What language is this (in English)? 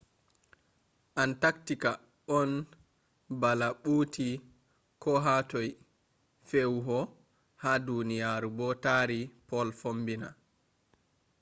Fula